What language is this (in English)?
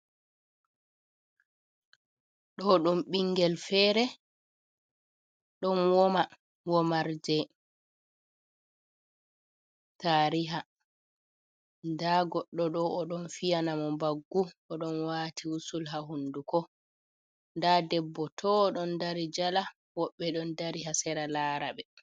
Fula